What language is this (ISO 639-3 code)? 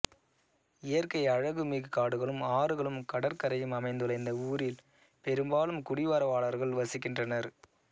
tam